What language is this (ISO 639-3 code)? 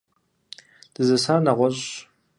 kbd